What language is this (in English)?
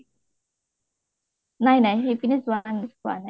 Assamese